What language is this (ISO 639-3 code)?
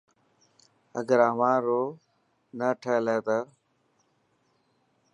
mki